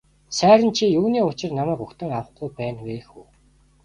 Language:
Mongolian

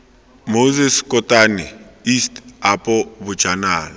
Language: Tswana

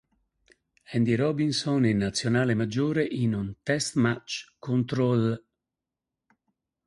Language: Italian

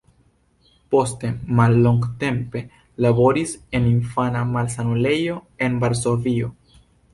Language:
Esperanto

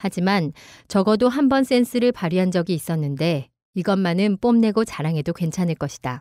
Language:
Korean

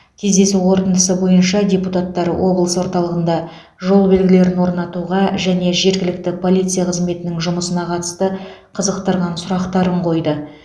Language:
Kazakh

